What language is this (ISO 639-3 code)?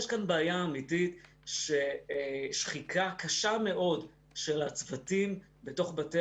heb